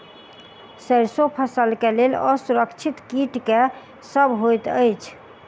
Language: Maithili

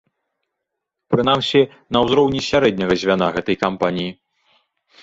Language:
Belarusian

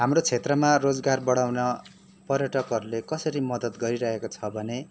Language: Nepali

